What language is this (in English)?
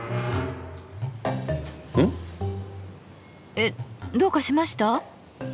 Japanese